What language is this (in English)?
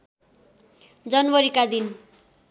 Nepali